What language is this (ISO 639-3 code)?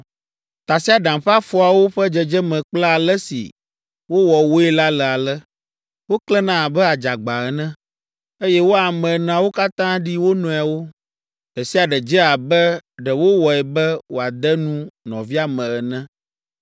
ewe